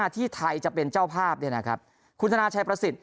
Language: Thai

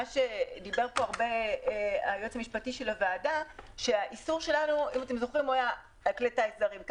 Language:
Hebrew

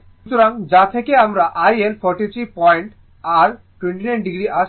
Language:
Bangla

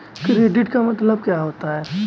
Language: Hindi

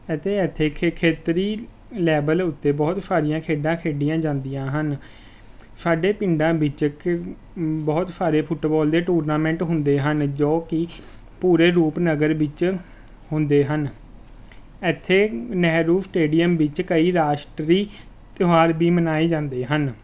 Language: Punjabi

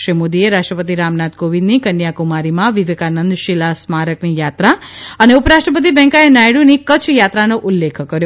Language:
Gujarati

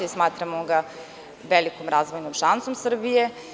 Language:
Serbian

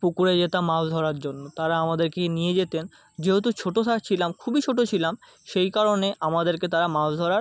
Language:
Bangla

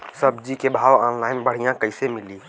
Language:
Bhojpuri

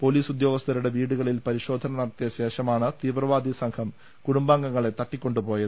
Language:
Malayalam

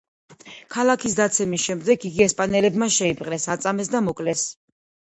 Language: Georgian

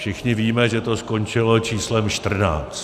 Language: Czech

